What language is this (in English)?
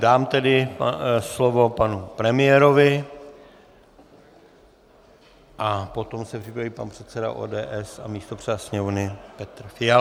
Czech